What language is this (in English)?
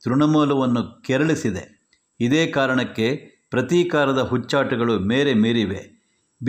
Kannada